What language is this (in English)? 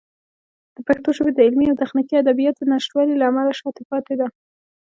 Pashto